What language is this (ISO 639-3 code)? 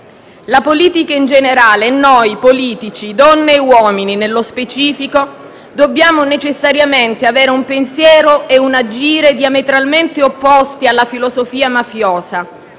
ita